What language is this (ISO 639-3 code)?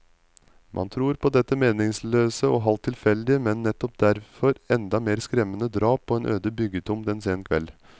nor